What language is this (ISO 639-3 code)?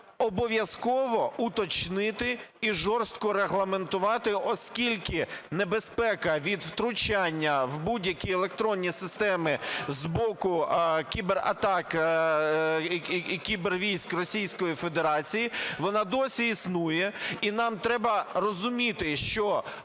ukr